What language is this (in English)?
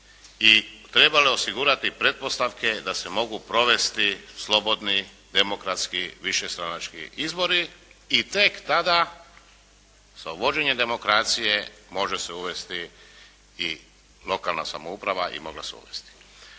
Croatian